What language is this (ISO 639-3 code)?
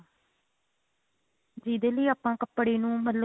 pan